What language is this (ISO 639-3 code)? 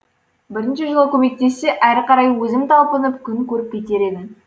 kaz